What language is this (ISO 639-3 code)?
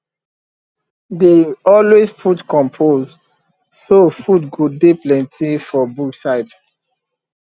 pcm